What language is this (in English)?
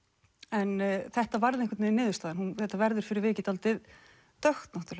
Icelandic